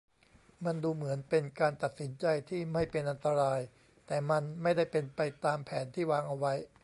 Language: Thai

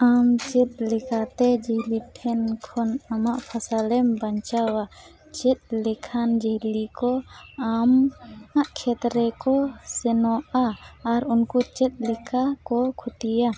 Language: Santali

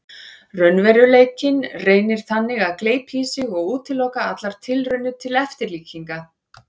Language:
Icelandic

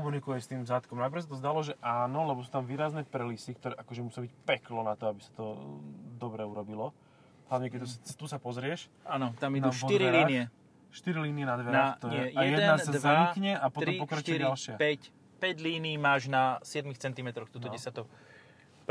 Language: Slovak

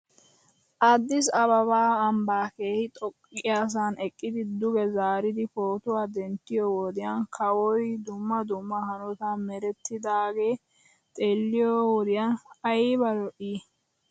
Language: Wolaytta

